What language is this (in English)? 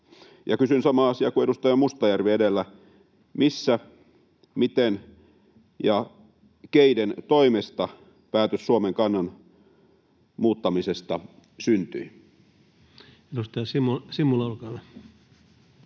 Finnish